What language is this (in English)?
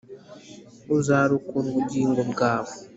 Kinyarwanda